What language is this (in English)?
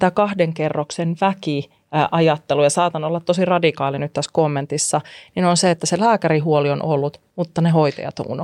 Finnish